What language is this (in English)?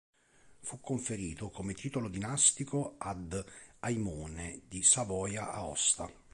Italian